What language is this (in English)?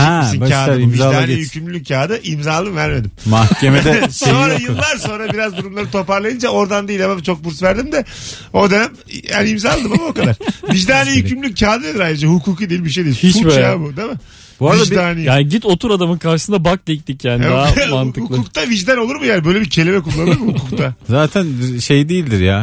Turkish